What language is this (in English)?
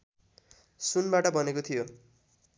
Nepali